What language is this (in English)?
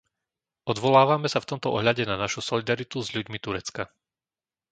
Slovak